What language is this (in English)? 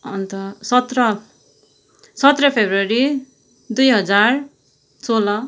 Nepali